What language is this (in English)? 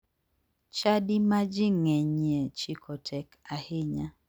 Luo (Kenya and Tanzania)